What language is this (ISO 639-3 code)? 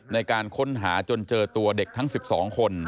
tha